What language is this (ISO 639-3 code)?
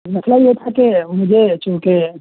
urd